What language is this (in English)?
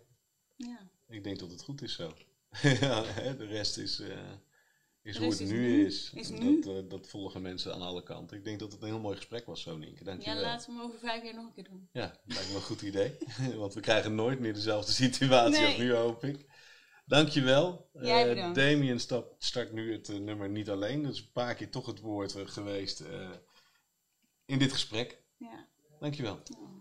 Dutch